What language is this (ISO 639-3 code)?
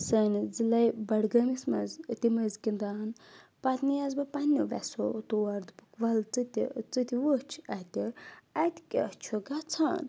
kas